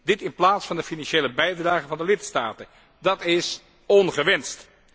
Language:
Dutch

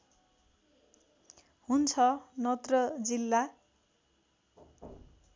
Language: Nepali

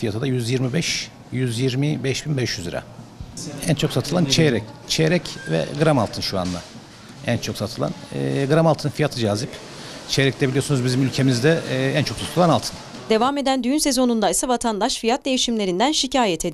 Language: Turkish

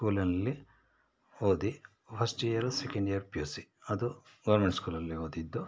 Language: Kannada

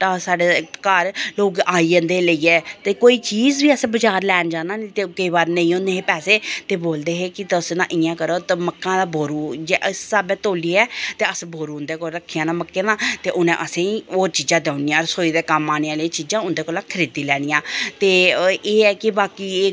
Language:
Dogri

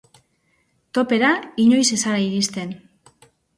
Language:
Basque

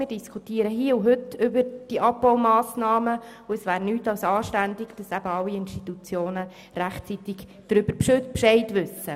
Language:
Swiss German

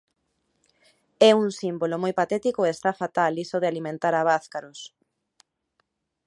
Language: Galician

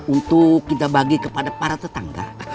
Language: Indonesian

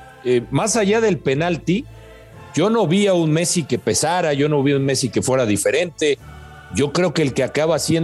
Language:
Spanish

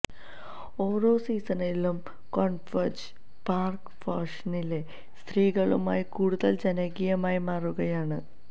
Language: Malayalam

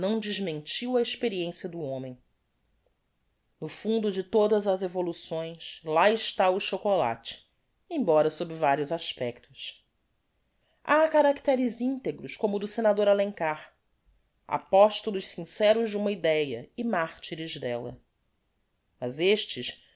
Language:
Portuguese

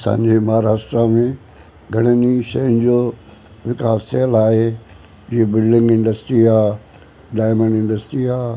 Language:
Sindhi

